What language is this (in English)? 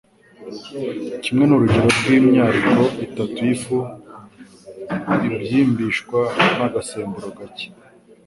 Kinyarwanda